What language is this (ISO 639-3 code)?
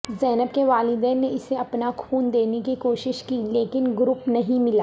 urd